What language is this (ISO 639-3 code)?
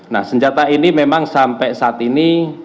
ind